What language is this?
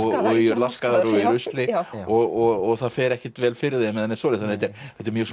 Icelandic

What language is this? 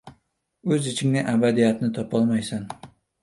Uzbek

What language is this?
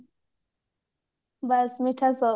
Odia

